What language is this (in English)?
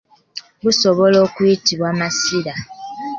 Ganda